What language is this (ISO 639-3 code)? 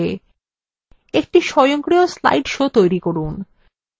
ben